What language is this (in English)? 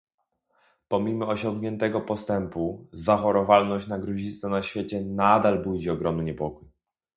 Polish